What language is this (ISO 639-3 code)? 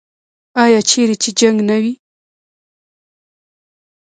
pus